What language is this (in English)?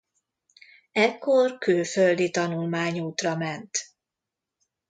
Hungarian